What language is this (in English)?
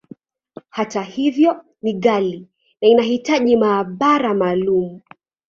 Swahili